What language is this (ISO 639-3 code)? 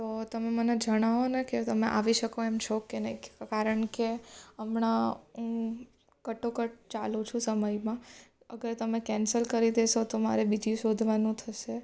guj